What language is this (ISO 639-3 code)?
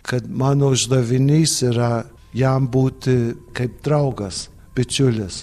lit